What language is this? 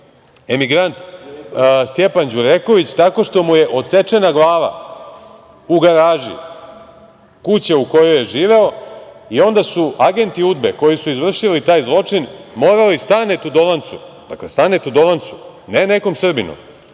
Serbian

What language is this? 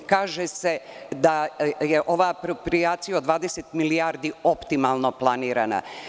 Serbian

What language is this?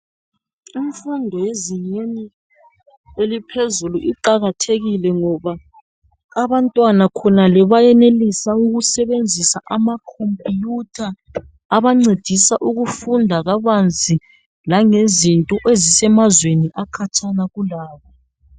North Ndebele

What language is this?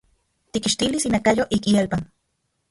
Central Puebla Nahuatl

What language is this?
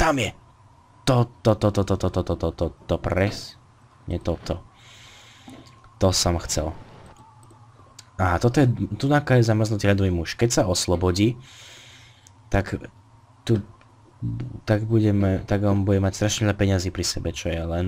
Slovak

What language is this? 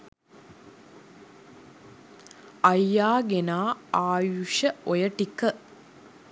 Sinhala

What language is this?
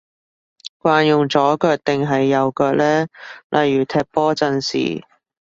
Cantonese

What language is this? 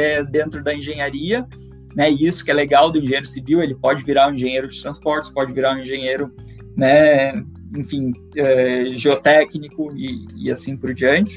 Portuguese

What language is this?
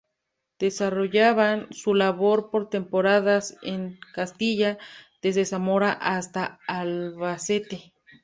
Spanish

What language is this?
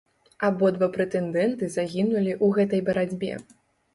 Belarusian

